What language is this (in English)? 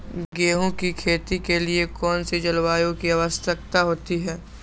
Magahi